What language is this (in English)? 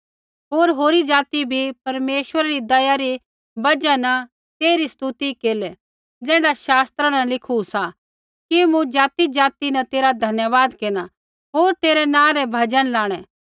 Kullu Pahari